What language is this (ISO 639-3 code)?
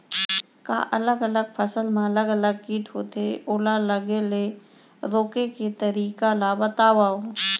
hne